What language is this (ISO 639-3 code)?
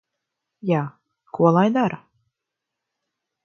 lav